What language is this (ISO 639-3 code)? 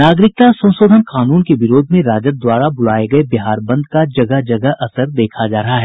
hin